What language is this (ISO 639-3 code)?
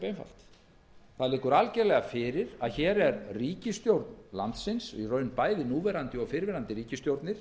isl